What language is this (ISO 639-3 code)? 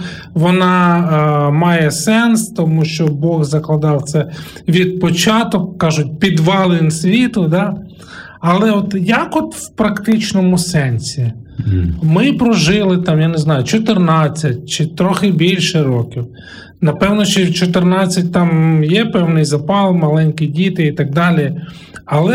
ukr